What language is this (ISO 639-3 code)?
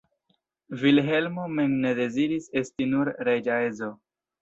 epo